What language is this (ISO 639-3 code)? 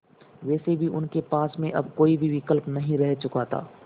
hin